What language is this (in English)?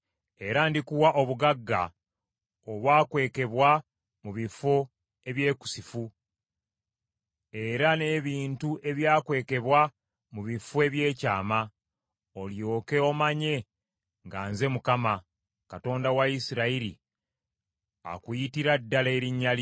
Ganda